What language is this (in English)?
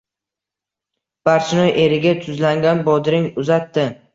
Uzbek